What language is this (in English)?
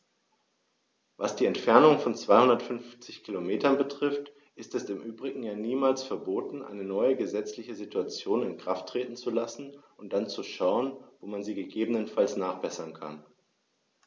German